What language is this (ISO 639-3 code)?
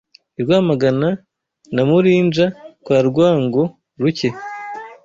kin